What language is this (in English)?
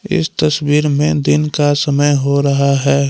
Hindi